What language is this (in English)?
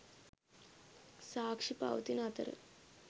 Sinhala